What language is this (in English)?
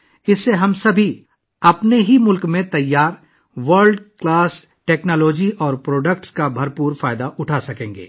Urdu